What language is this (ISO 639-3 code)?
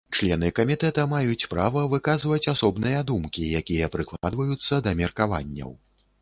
bel